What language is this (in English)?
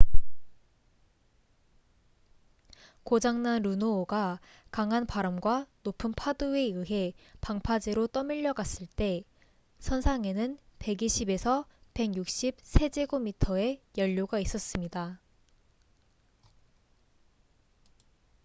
Korean